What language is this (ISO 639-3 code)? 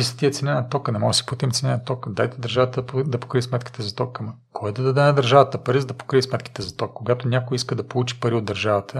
bul